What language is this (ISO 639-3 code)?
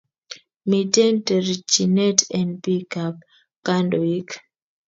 kln